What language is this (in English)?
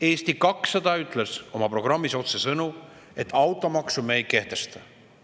Estonian